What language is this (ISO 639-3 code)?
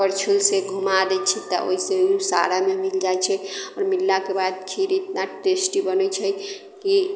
mai